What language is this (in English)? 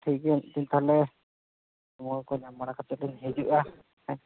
Santali